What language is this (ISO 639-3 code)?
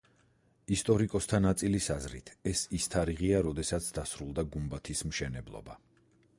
kat